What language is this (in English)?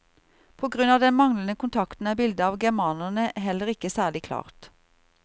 Norwegian